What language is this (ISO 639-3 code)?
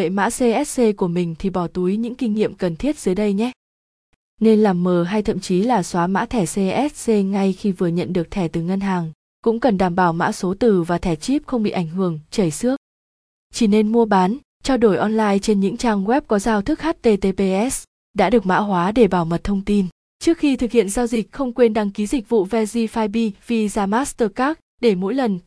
vie